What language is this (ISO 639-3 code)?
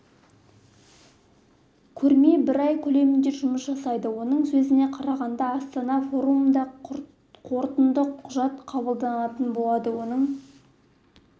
kaz